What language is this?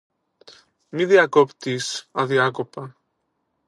Greek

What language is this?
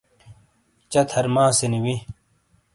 Shina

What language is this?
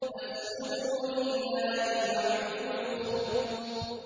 Arabic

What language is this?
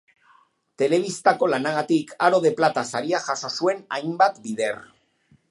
Basque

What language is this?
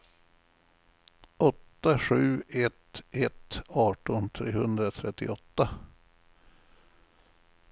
Swedish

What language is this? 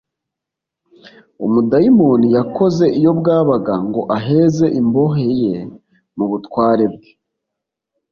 Kinyarwanda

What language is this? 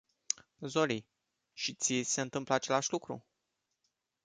Romanian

